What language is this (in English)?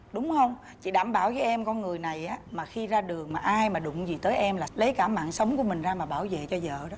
Vietnamese